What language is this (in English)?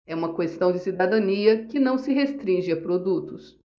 Portuguese